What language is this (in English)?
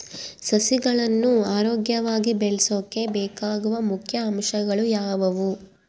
Kannada